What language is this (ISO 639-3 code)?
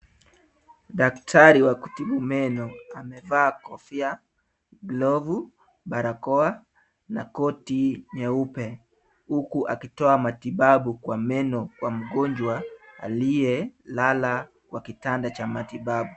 swa